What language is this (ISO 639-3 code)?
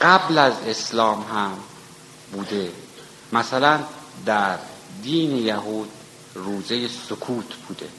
fas